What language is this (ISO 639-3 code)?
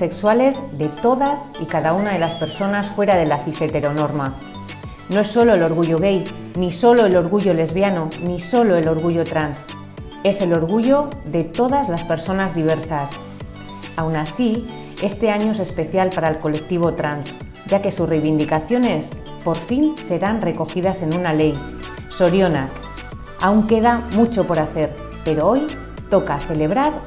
spa